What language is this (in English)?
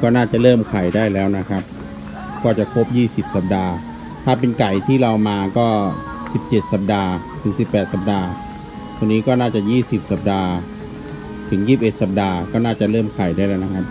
Thai